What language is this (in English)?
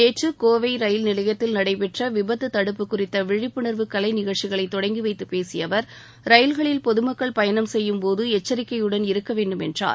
Tamil